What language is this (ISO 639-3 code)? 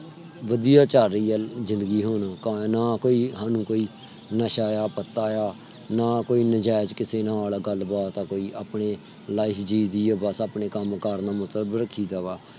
pan